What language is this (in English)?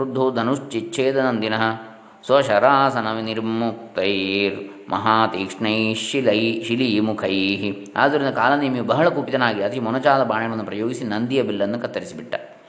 Kannada